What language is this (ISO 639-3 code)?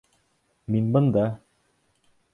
bak